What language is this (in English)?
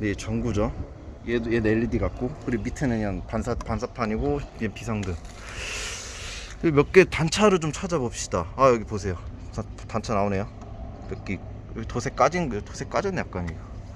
Korean